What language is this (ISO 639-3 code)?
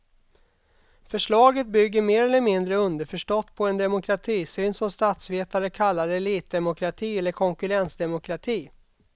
swe